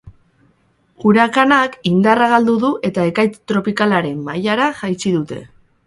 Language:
Basque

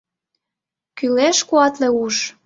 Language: Mari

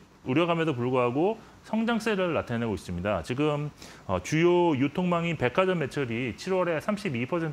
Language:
Korean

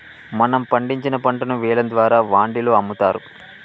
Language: Telugu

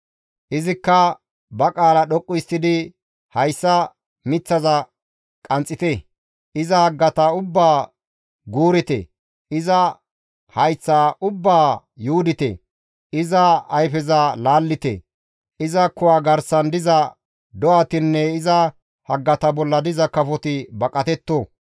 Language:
Gamo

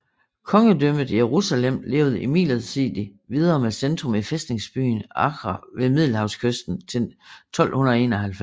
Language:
Danish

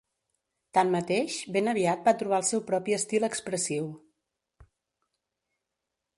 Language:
Catalan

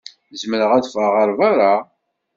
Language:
Kabyle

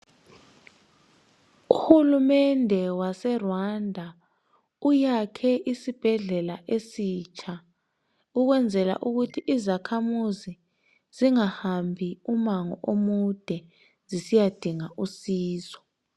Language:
North Ndebele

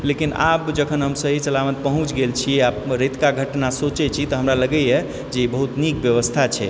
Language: Maithili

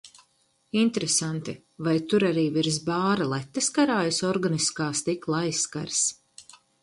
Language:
Latvian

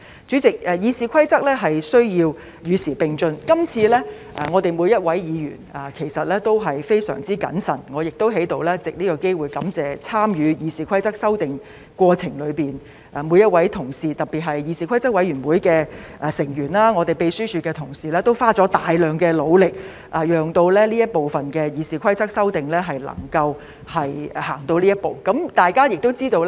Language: Cantonese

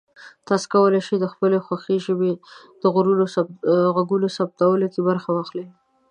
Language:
Pashto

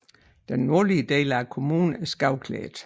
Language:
Danish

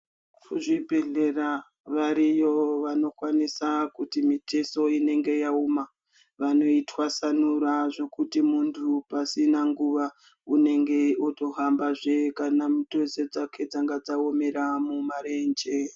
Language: Ndau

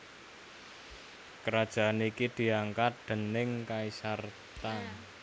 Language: Javanese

